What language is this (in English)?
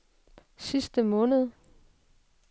Danish